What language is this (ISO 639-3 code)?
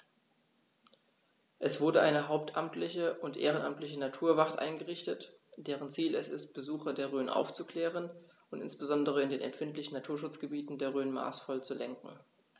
deu